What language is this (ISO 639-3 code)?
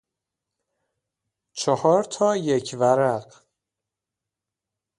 fas